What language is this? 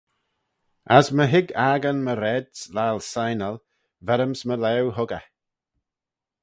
Manx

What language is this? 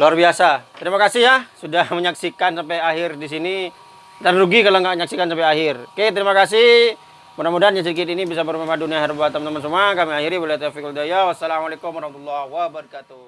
Indonesian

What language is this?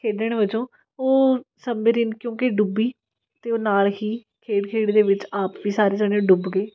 Punjabi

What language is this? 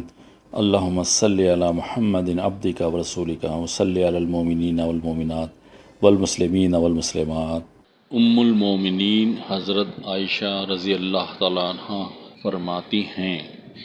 Urdu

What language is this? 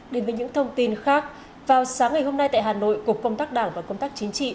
Vietnamese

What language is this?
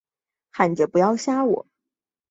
Chinese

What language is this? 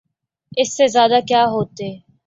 Urdu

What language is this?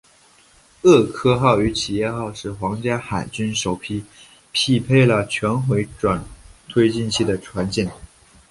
Chinese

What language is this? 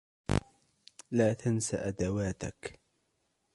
Arabic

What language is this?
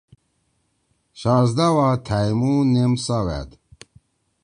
Torwali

